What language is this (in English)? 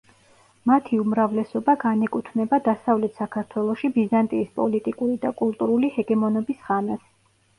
Georgian